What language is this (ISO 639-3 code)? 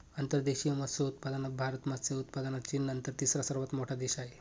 mar